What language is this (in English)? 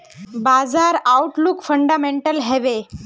Magahi